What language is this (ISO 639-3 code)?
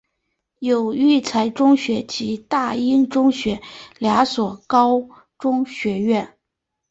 zho